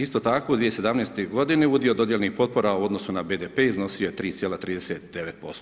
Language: Croatian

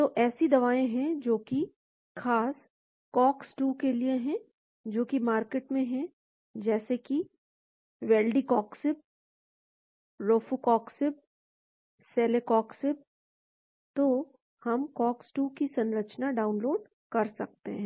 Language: Hindi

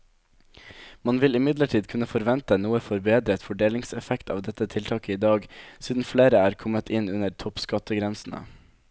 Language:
Norwegian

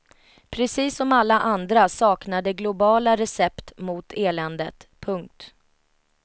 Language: Swedish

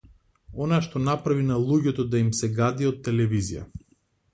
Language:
Macedonian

